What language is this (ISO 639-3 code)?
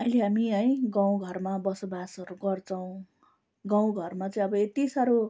nep